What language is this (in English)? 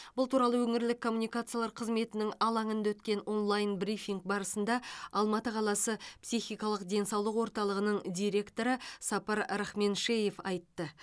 Kazakh